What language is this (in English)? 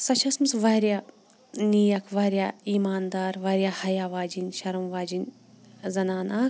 Kashmiri